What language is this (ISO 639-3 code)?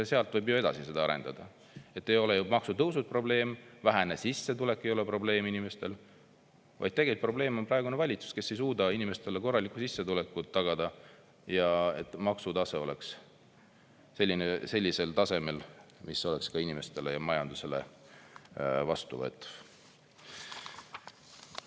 est